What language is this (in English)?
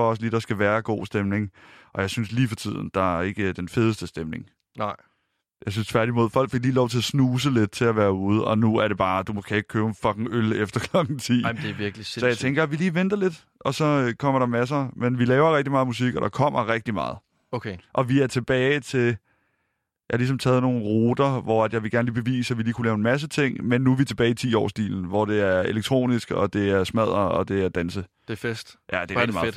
Danish